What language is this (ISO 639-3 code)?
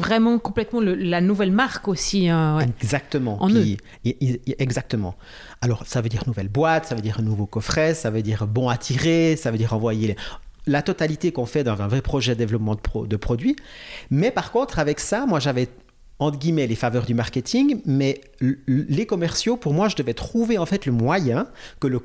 fra